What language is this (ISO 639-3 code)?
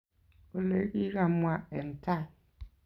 kln